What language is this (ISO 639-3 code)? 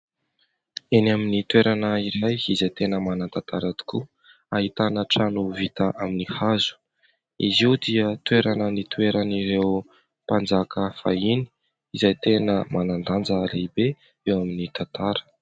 mlg